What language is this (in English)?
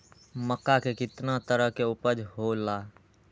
Magahi